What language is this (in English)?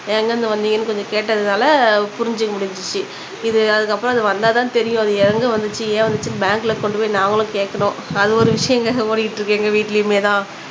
Tamil